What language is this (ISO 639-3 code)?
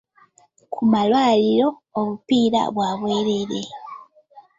lug